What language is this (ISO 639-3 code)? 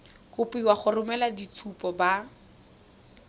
tsn